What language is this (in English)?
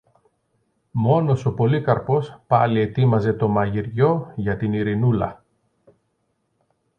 Greek